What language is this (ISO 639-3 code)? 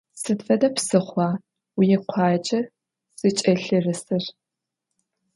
ady